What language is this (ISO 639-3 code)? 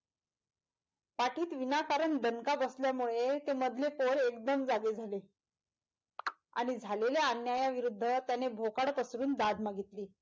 mar